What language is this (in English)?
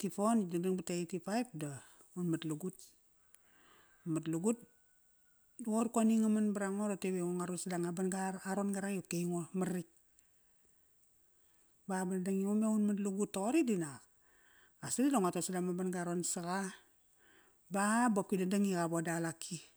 Kairak